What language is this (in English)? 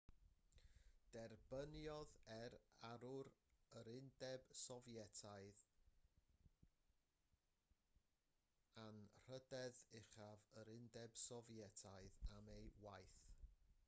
Welsh